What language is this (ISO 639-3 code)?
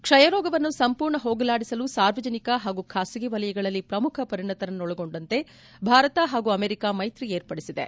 kan